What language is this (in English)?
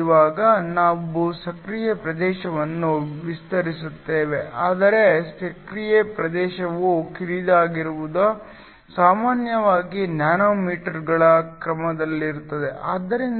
Kannada